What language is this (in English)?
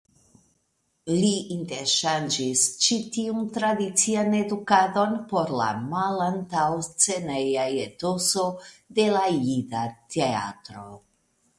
Esperanto